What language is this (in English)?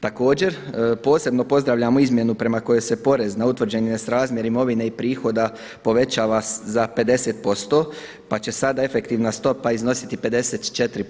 Croatian